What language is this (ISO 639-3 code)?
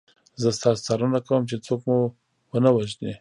pus